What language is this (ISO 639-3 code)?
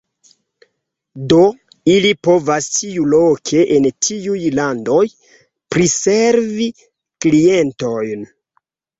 epo